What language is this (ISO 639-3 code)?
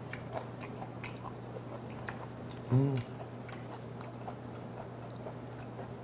kor